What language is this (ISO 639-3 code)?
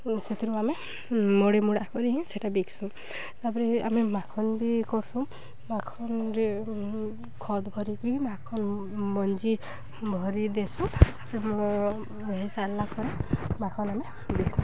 ori